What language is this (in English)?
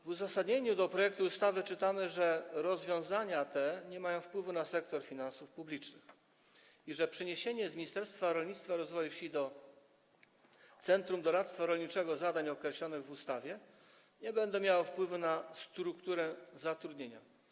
Polish